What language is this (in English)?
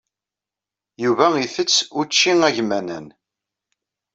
Kabyle